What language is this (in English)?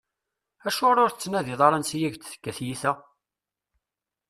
Kabyle